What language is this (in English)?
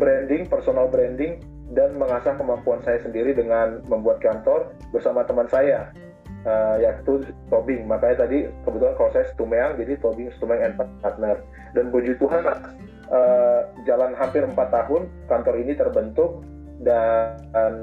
Indonesian